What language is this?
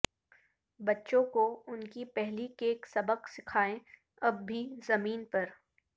Urdu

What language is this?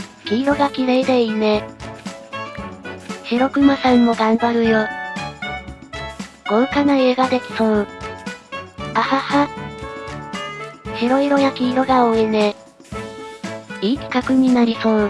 Japanese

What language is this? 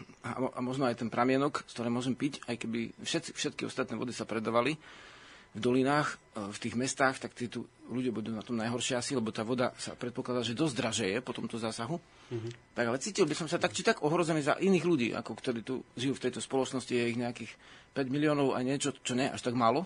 Slovak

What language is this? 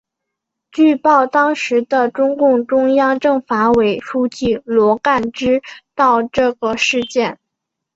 Chinese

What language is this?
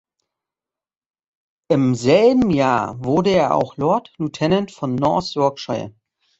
German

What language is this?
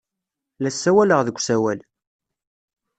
Kabyle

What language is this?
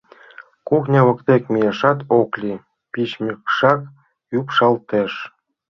Mari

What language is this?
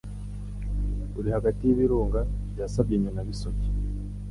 Kinyarwanda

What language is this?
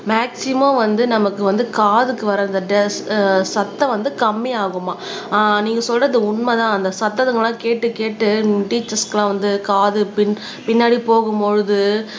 Tamil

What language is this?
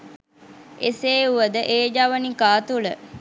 Sinhala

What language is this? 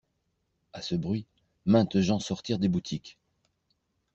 French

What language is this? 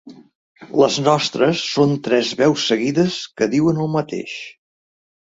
Catalan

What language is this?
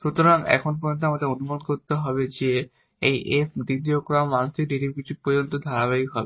Bangla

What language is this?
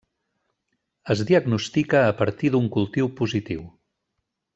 Catalan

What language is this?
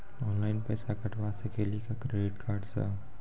Maithili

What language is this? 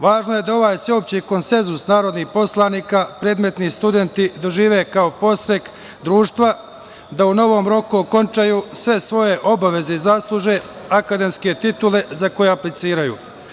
Serbian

